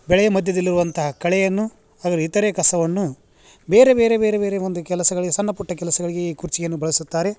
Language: Kannada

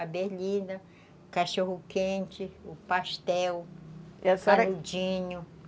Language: Portuguese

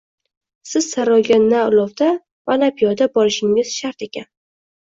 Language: Uzbek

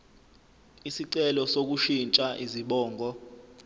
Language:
Zulu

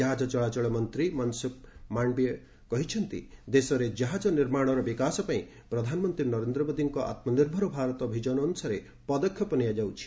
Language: Odia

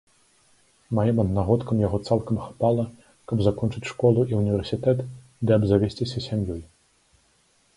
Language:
Belarusian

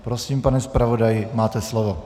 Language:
Czech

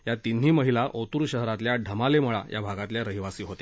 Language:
Marathi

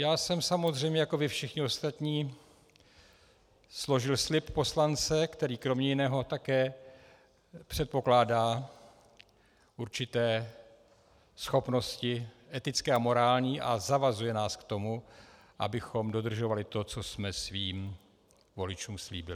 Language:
Czech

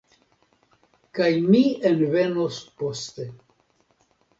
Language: Esperanto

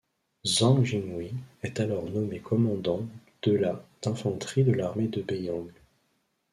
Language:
French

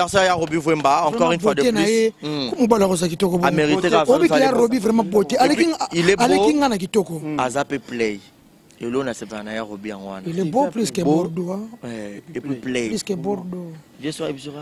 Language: French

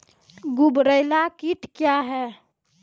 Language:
Maithili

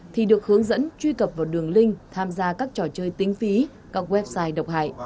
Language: Vietnamese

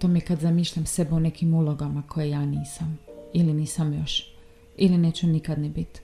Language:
Croatian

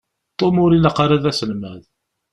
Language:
Kabyle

